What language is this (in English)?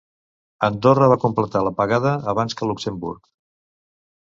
Catalan